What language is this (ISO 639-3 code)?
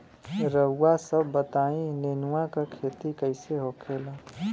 bho